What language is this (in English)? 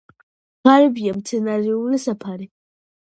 Georgian